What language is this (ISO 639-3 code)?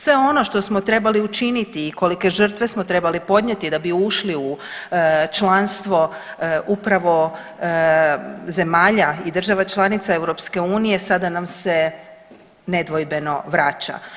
hrv